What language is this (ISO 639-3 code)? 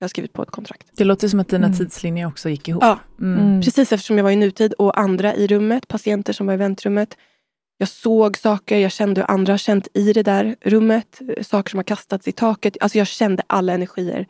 swe